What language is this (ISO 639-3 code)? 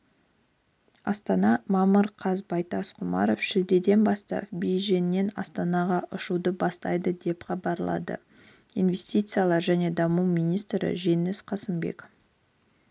kaz